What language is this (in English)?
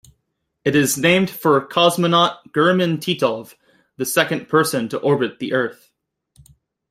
English